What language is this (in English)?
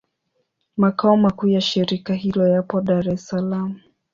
Swahili